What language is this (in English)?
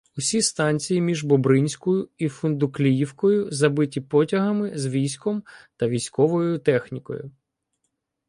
Ukrainian